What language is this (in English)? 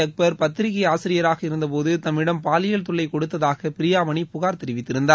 Tamil